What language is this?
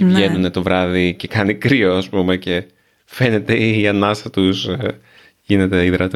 Greek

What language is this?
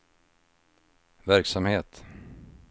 Swedish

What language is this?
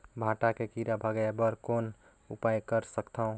Chhattisgarhi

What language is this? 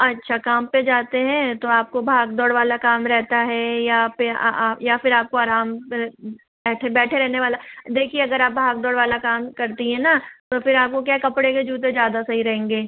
Hindi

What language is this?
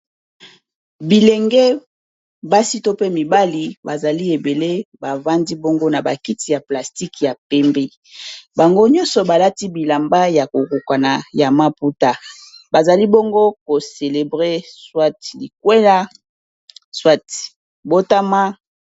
Lingala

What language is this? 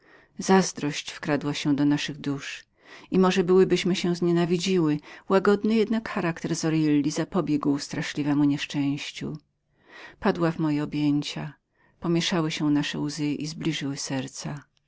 Polish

